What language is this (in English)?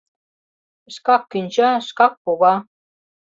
Mari